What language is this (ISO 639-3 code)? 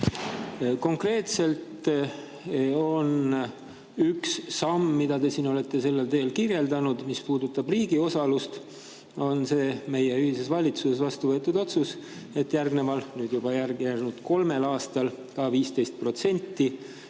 est